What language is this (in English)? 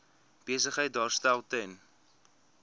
Afrikaans